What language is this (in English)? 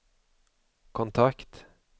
Swedish